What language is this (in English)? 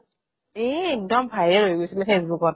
Assamese